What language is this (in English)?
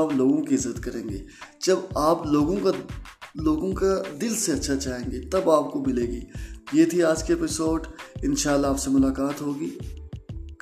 Urdu